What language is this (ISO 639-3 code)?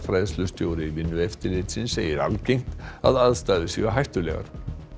isl